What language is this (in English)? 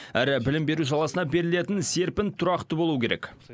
Kazakh